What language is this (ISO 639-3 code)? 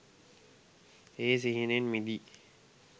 sin